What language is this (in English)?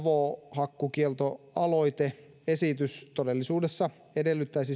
Finnish